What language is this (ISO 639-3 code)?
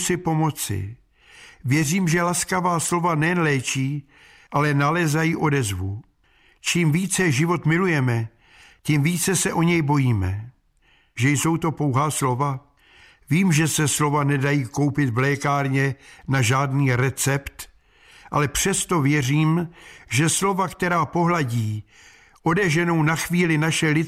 ces